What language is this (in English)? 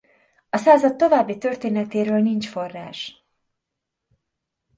Hungarian